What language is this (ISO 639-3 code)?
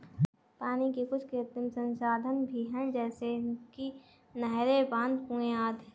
hin